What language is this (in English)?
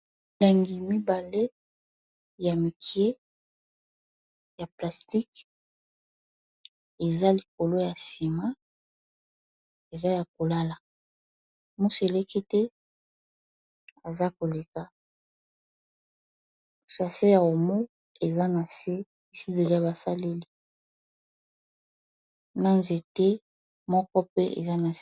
Lingala